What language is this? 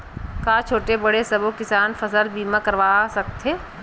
Chhattisgarhi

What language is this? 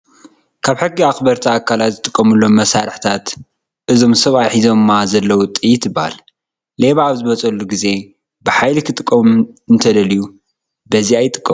Tigrinya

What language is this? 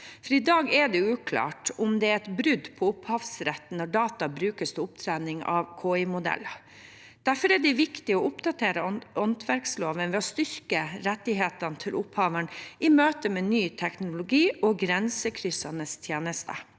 Norwegian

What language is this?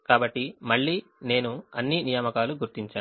Telugu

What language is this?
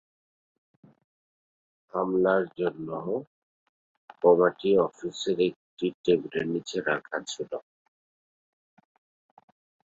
Bangla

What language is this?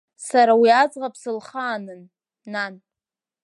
Abkhazian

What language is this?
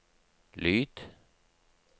Norwegian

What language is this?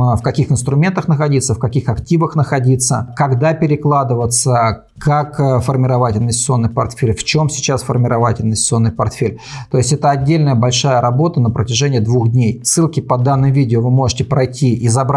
Russian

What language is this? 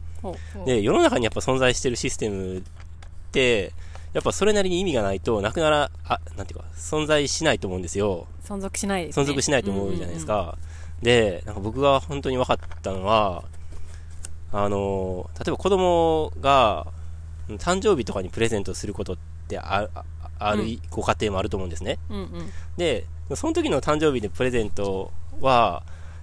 Japanese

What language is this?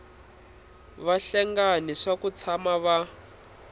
Tsonga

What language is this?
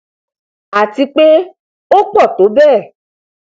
Yoruba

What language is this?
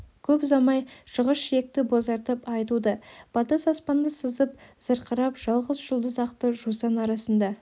Kazakh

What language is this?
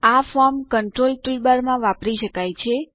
Gujarati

